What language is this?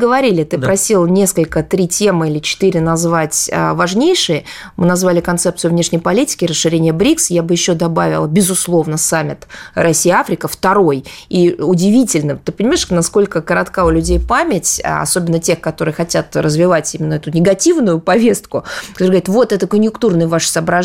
Russian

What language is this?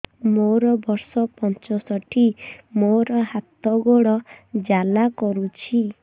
Odia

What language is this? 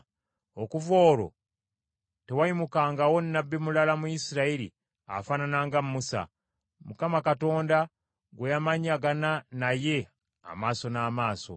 Ganda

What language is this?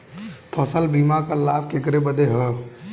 Bhojpuri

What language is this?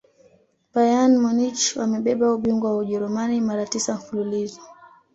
Swahili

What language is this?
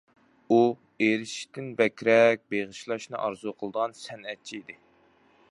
Uyghur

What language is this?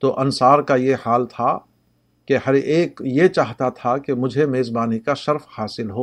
Urdu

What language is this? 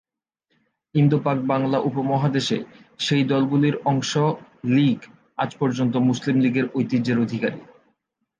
Bangla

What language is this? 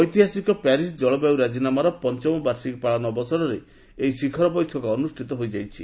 Odia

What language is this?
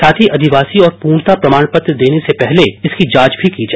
Hindi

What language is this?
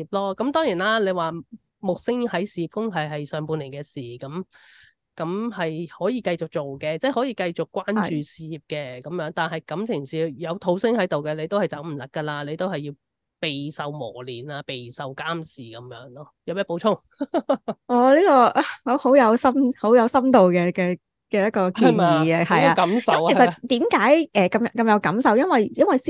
Chinese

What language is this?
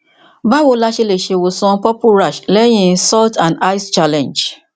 Yoruba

